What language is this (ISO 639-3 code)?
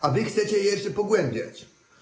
pol